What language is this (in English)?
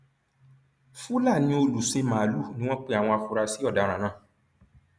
Yoruba